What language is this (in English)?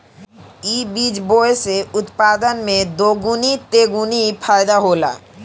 Bhojpuri